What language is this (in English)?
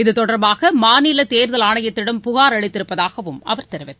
Tamil